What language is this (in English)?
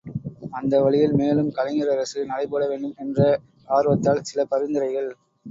Tamil